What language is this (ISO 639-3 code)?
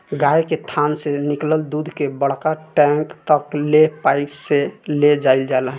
bho